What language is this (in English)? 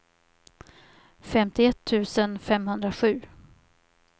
Swedish